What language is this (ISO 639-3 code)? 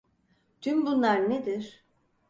tur